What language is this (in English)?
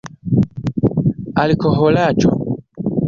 Esperanto